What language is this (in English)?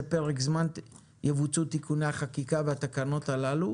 Hebrew